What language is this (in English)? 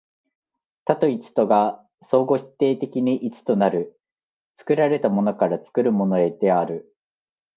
Japanese